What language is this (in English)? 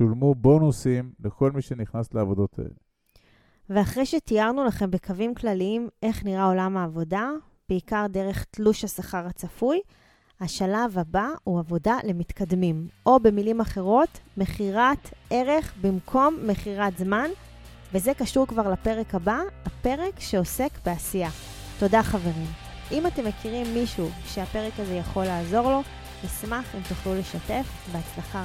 Hebrew